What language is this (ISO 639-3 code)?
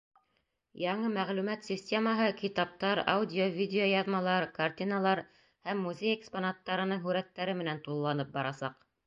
bak